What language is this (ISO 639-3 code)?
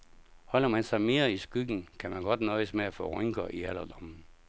dan